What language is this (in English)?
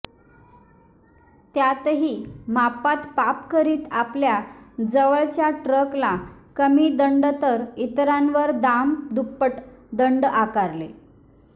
Marathi